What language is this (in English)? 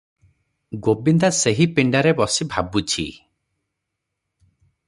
Odia